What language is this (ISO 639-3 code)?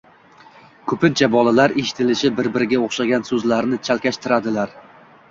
uzb